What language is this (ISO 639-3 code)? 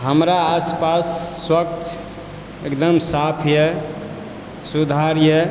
mai